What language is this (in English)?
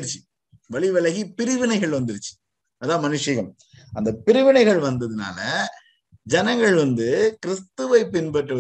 Tamil